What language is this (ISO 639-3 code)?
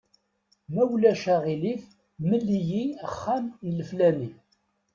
kab